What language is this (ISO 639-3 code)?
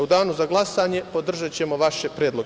srp